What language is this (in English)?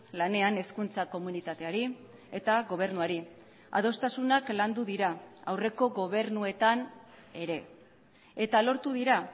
Basque